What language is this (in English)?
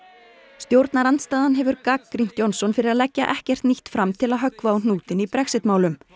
Icelandic